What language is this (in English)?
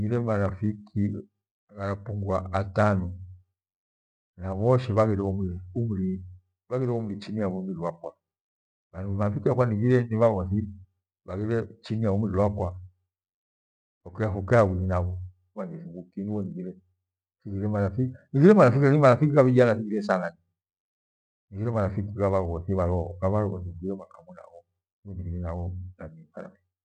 Gweno